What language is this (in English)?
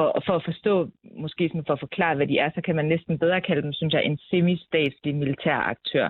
Danish